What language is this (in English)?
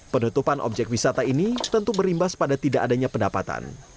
Indonesian